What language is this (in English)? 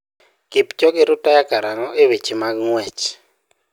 Luo (Kenya and Tanzania)